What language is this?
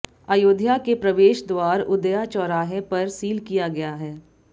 Hindi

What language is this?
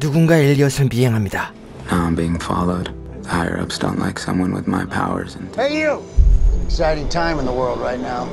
Korean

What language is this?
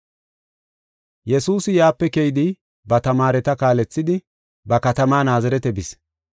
Gofa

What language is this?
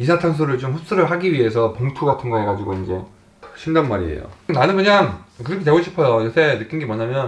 Korean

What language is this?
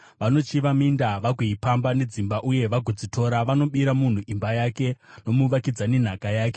Shona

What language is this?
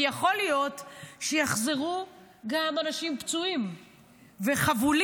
Hebrew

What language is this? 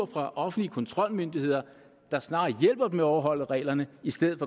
Danish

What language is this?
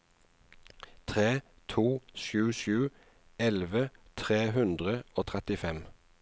Norwegian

